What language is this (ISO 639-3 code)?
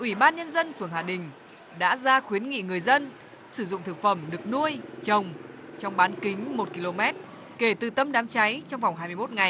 vie